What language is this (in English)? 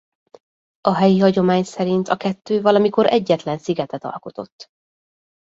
Hungarian